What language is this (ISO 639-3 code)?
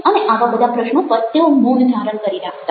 guj